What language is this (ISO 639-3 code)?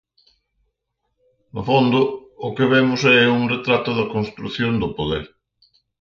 glg